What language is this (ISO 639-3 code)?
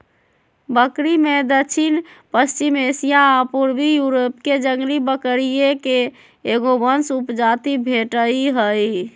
mag